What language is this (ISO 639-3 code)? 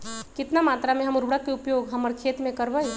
mag